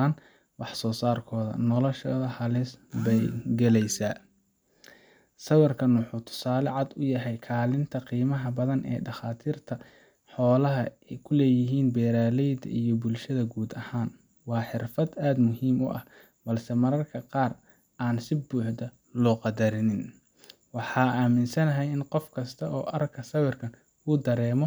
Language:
Somali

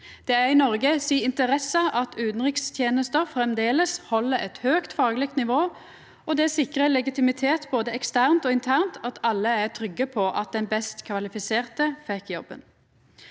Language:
Norwegian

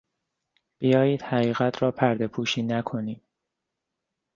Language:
Persian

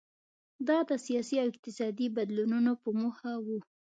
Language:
Pashto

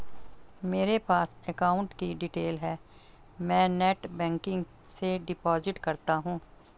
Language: Hindi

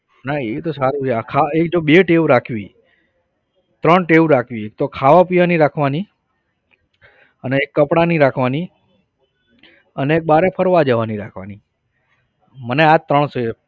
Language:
Gujarati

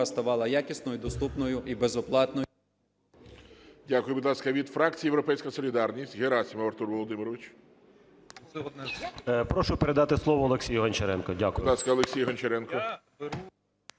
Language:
Ukrainian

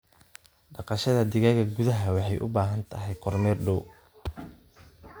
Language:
Somali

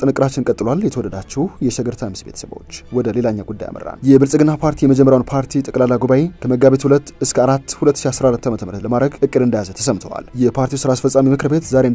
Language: Arabic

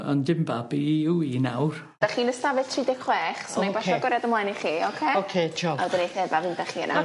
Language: Welsh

